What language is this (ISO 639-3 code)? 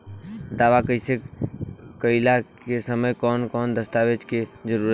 bho